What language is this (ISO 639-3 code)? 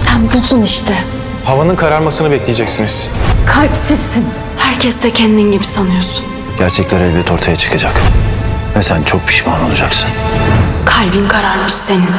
tur